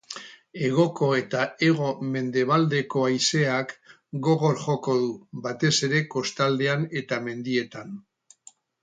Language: Basque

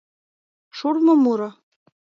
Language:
Mari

